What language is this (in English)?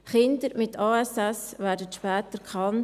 Swiss German